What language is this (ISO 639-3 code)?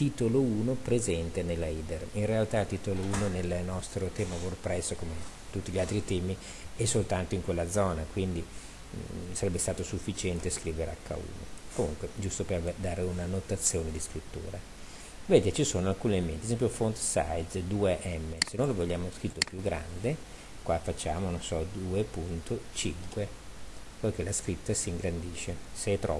ita